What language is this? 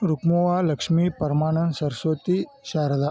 Kannada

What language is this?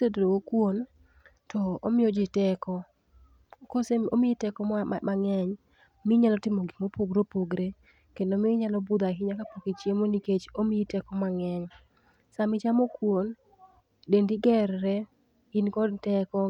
Luo (Kenya and Tanzania)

